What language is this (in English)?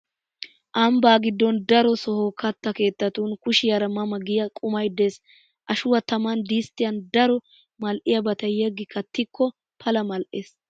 Wolaytta